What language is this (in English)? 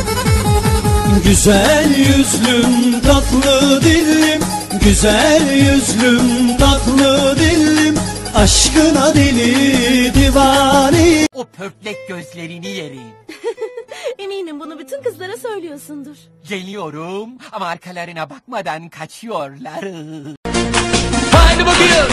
Turkish